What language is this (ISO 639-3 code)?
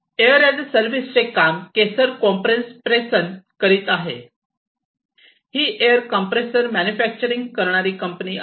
mar